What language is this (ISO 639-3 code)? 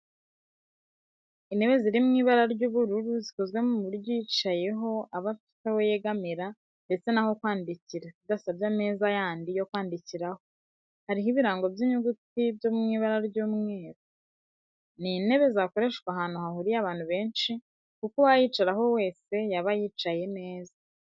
kin